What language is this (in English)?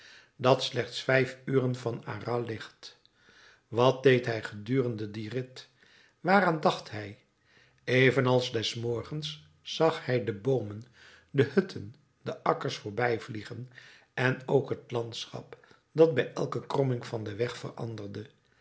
Dutch